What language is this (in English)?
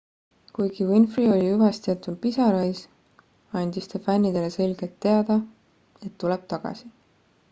Estonian